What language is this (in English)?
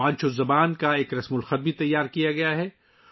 Urdu